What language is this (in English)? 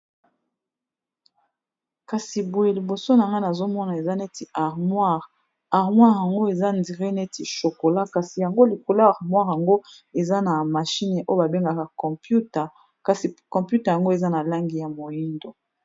Lingala